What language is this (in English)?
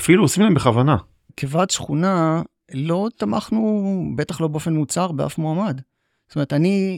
Hebrew